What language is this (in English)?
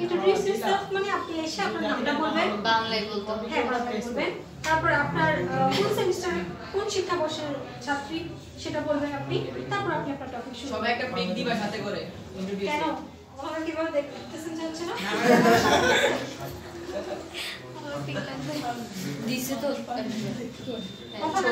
Romanian